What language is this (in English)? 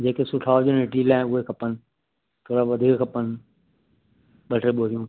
Sindhi